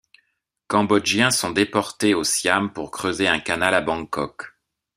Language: French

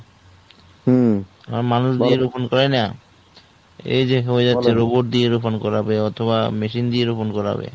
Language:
Bangla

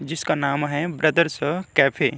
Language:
Hindi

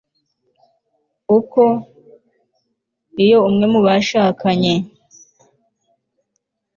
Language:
Kinyarwanda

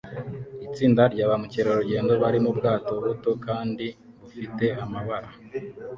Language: Kinyarwanda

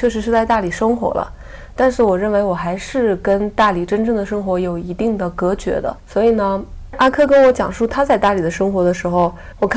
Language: Chinese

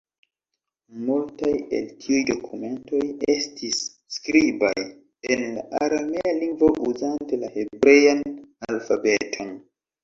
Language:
Esperanto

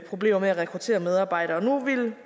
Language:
Danish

